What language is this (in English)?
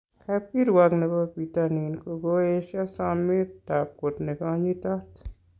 Kalenjin